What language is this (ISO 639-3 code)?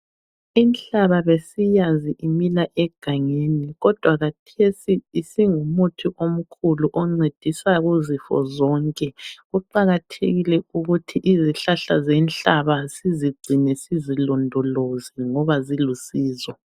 nde